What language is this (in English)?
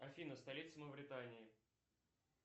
Russian